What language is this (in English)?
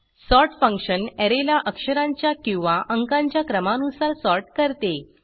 Marathi